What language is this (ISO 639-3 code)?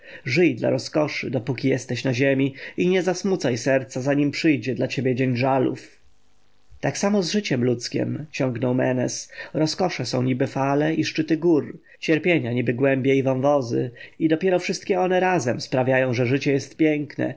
pol